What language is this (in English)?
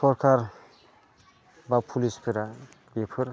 Bodo